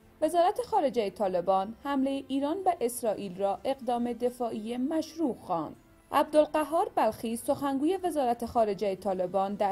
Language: Persian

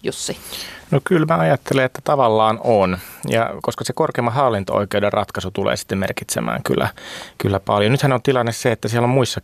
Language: Finnish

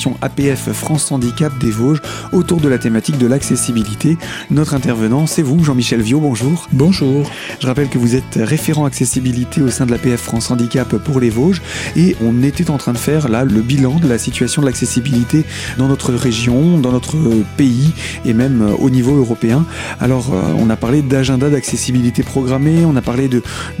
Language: French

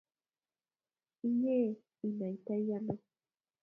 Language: Kalenjin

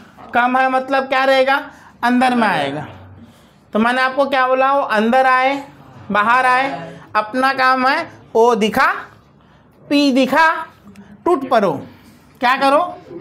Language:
Hindi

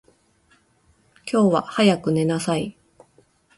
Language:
Japanese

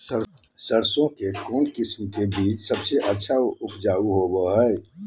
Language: Magahi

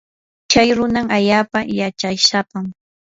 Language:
Yanahuanca Pasco Quechua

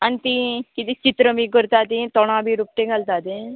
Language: Konkani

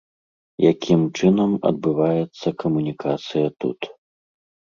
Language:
Belarusian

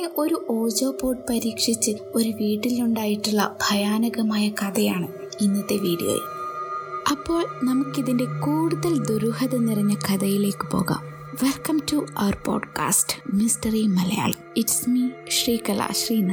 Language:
Malayalam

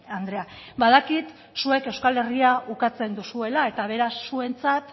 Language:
Basque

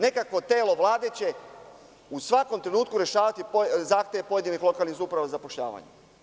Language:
Serbian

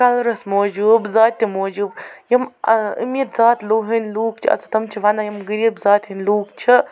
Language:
Kashmiri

